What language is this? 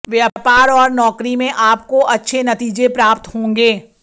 Hindi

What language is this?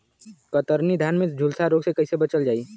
Bhojpuri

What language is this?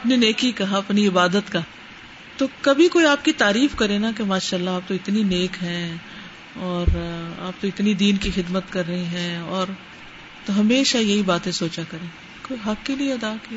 Urdu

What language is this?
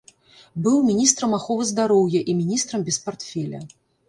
Belarusian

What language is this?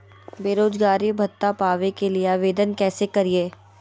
Magahi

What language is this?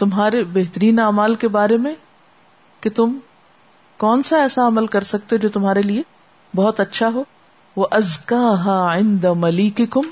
Urdu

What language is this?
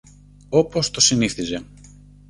Greek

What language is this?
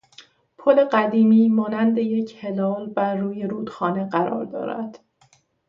Persian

